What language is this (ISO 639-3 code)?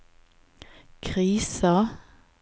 nor